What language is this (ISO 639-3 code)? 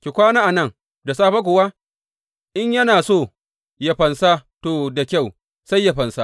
hau